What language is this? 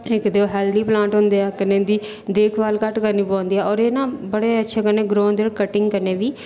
Dogri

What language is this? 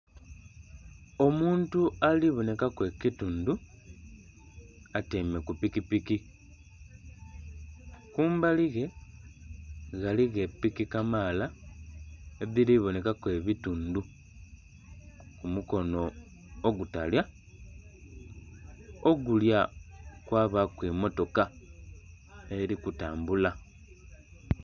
Soga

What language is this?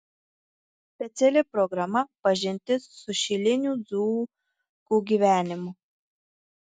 Lithuanian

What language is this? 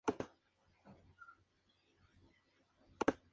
Spanish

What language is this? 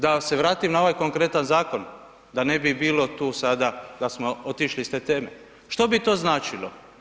Croatian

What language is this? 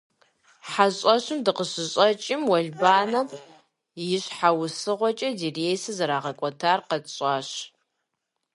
Kabardian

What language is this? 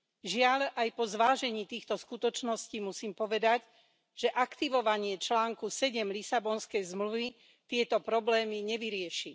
Slovak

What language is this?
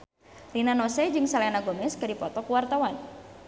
Sundanese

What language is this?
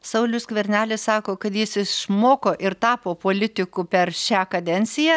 Lithuanian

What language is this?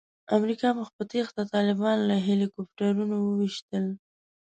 Pashto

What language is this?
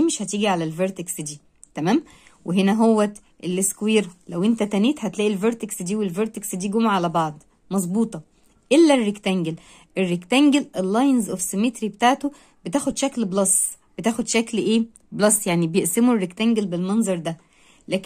Arabic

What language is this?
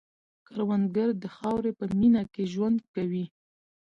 Pashto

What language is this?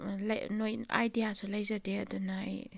Manipuri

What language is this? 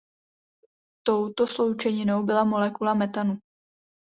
Czech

